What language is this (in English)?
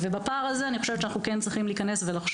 Hebrew